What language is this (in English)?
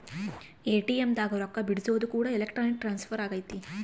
Kannada